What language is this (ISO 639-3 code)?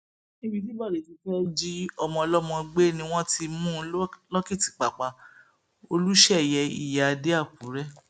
yor